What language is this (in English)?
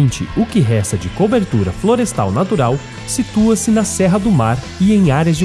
Portuguese